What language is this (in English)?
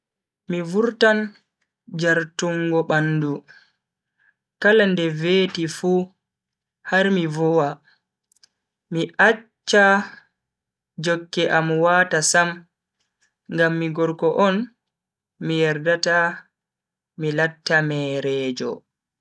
Bagirmi Fulfulde